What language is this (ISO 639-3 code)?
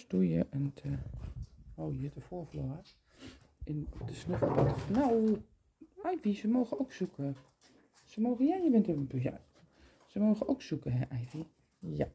nld